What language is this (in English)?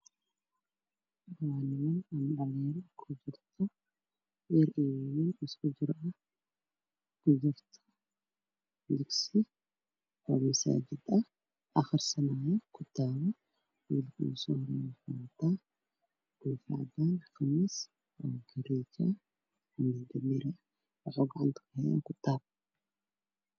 Somali